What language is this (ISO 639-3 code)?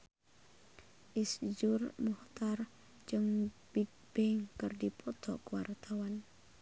sun